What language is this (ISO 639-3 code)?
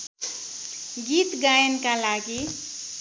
nep